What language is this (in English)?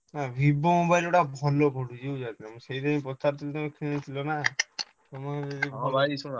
Odia